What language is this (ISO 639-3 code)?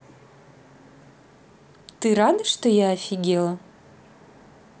rus